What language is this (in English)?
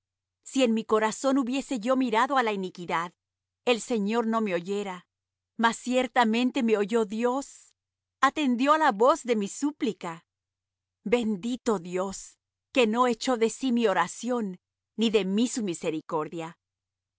Spanish